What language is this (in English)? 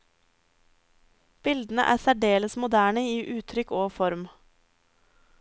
Norwegian